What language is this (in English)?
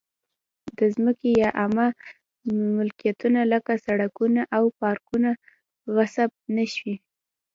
Pashto